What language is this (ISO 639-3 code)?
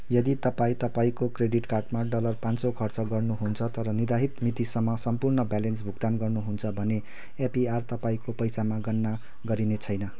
nep